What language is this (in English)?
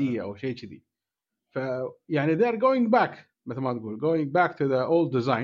Arabic